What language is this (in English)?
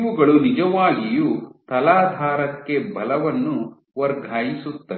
Kannada